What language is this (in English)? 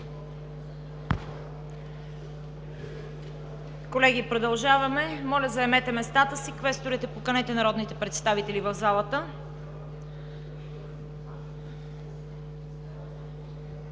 Bulgarian